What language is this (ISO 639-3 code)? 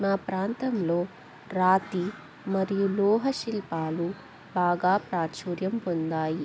tel